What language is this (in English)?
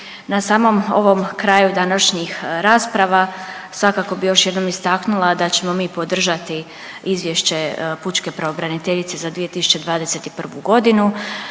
Croatian